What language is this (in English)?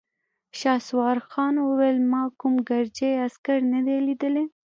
Pashto